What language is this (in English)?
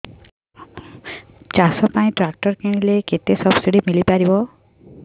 Odia